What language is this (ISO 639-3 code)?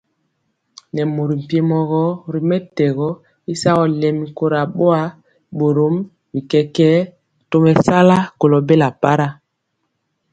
mcx